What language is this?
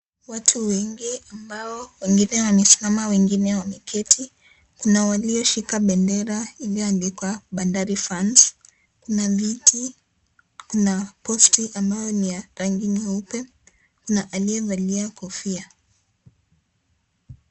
Swahili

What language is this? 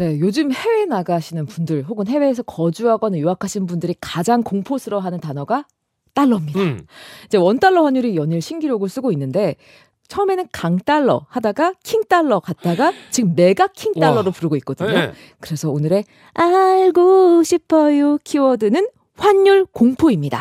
Korean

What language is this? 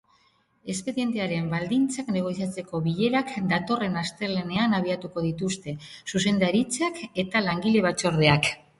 Basque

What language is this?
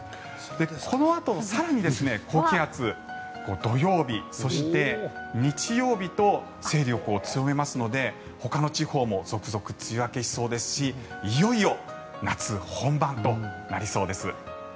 Japanese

